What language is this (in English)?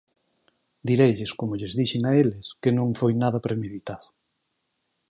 Galician